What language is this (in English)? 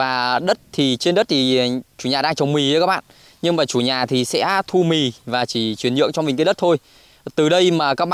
Vietnamese